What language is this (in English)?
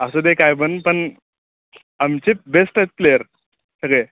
Marathi